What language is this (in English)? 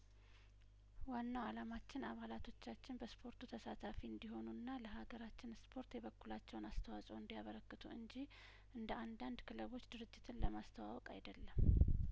Amharic